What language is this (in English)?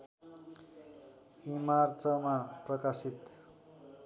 Nepali